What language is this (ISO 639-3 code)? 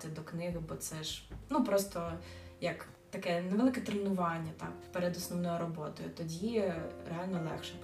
ukr